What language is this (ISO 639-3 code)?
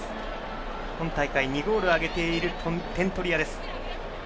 jpn